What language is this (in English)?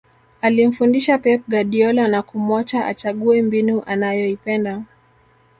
Swahili